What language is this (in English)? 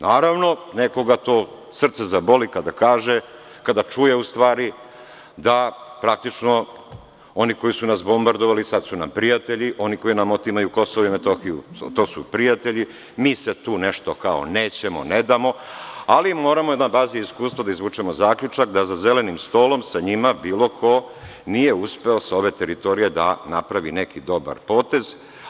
Serbian